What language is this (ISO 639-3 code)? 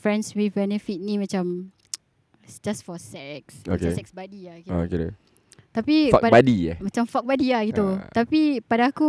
msa